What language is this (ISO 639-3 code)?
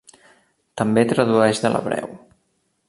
cat